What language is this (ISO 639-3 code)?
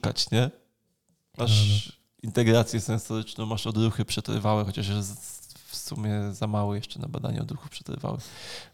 pol